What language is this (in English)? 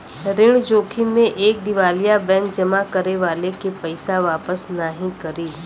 Bhojpuri